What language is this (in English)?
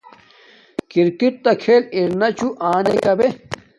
Domaaki